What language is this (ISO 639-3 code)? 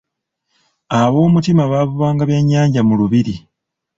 lug